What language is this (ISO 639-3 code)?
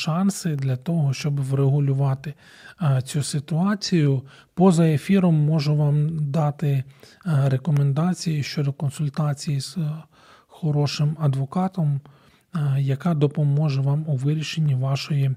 ukr